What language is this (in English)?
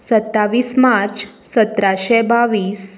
Konkani